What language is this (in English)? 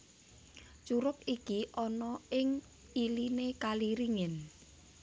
Javanese